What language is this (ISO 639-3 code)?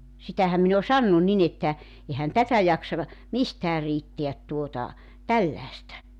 fin